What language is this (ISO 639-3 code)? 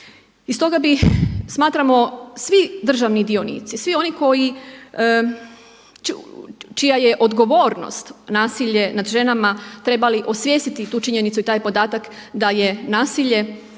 hrv